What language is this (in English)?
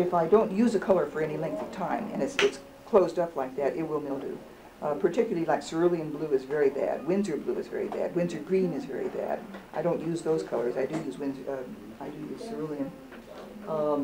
English